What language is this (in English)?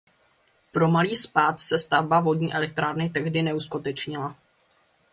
Czech